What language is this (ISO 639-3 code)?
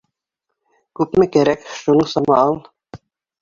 bak